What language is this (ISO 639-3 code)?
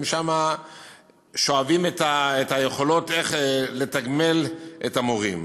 heb